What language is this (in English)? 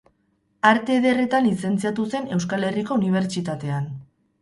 Basque